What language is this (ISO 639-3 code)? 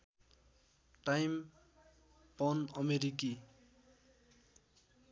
nep